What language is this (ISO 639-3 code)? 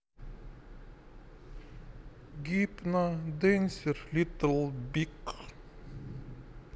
rus